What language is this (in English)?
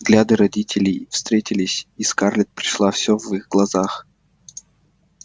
Russian